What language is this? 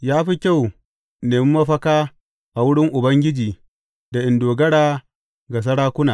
Hausa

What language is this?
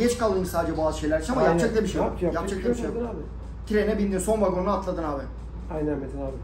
Turkish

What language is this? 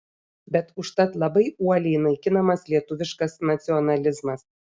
Lithuanian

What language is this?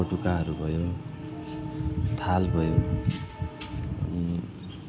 Nepali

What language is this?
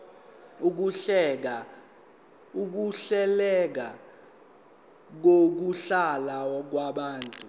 Zulu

